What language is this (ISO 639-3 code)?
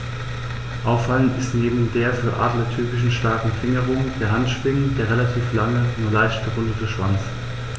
deu